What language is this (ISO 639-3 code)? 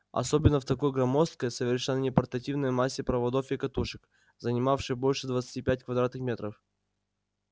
rus